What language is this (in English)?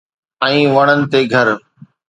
Sindhi